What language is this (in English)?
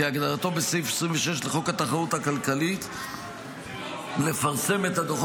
Hebrew